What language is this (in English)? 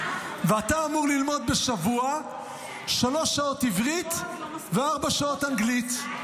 Hebrew